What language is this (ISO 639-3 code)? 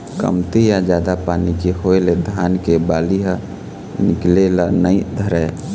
hne